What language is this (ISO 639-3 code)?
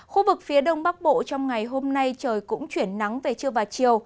vie